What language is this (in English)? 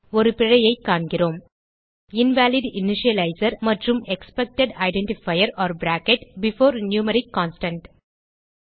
Tamil